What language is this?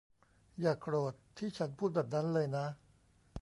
Thai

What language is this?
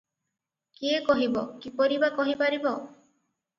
Odia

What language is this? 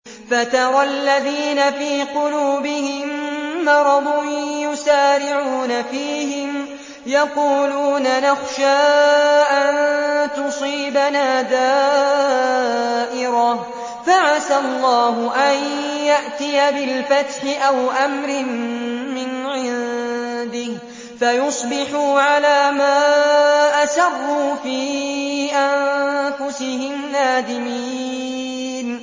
Arabic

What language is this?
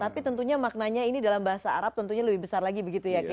Indonesian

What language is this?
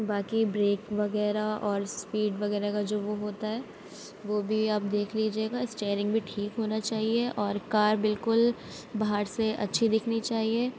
Urdu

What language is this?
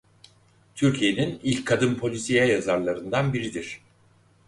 Turkish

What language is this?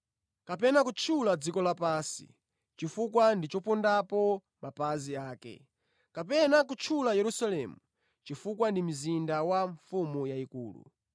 Nyanja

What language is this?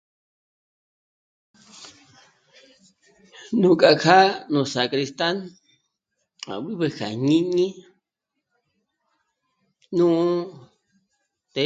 Michoacán Mazahua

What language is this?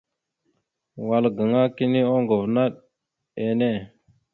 Mada (Cameroon)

